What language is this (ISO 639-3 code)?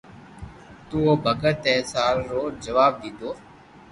lrk